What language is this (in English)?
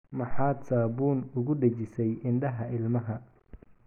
Somali